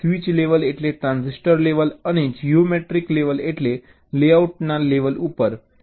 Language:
Gujarati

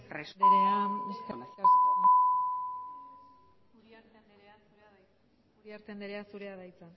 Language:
Basque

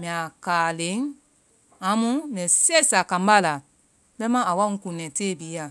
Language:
Vai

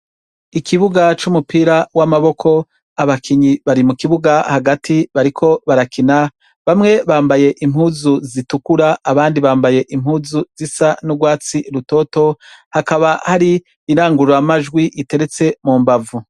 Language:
Rundi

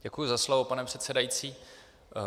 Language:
Czech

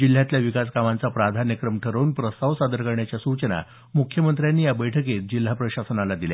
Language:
Marathi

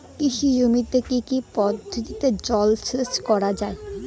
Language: Bangla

